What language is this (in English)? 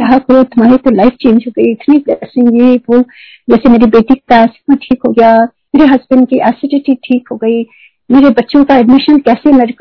Hindi